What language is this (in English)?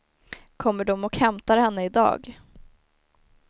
Swedish